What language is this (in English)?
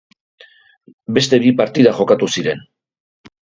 Basque